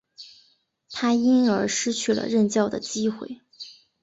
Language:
Chinese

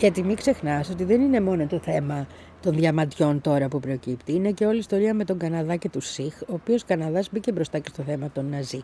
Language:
Greek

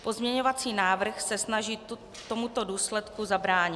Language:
Czech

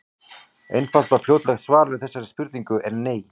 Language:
Icelandic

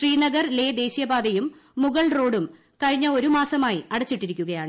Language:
Malayalam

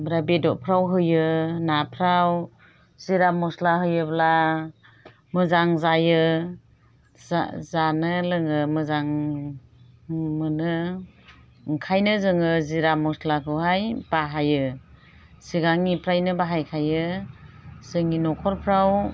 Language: Bodo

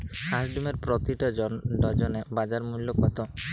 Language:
Bangla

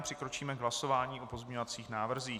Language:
Czech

